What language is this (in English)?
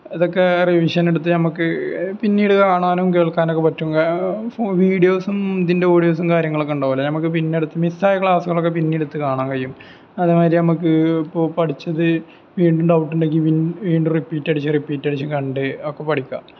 Malayalam